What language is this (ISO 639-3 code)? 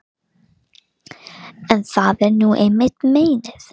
isl